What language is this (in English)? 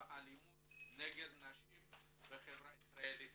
Hebrew